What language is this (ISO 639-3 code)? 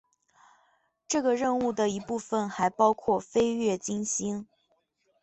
zho